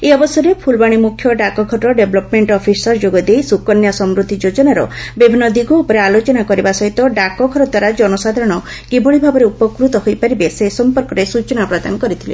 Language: Odia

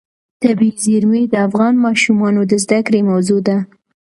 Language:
Pashto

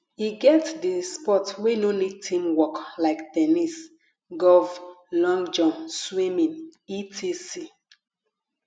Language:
Nigerian Pidgin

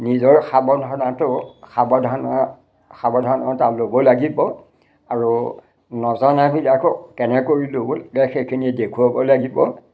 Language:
Assamese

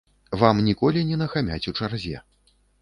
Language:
Belarusian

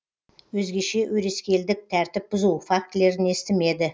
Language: Kazakh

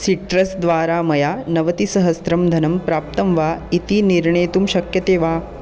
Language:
Sanskrit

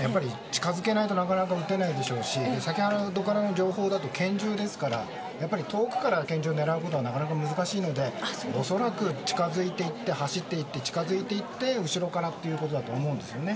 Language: Japanese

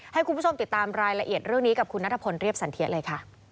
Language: Thai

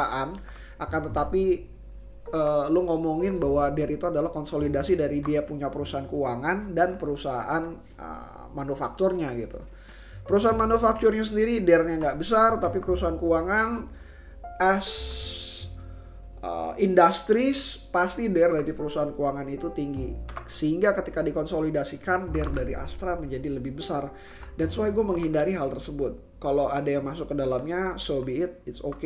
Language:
Indonesian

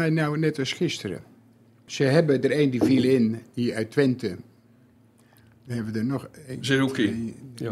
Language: Dutch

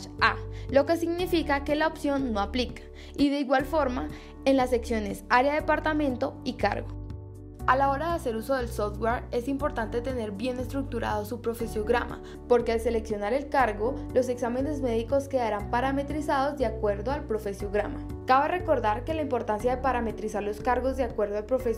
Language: Spanish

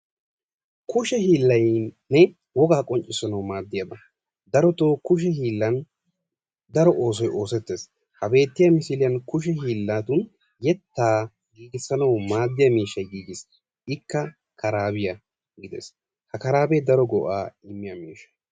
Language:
Wolaytta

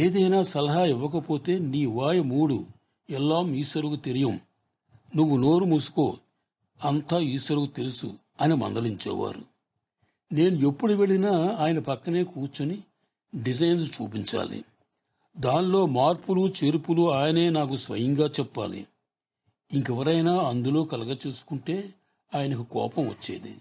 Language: Telugu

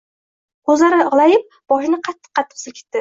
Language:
Uzbek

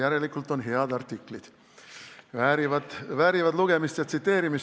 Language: Estonian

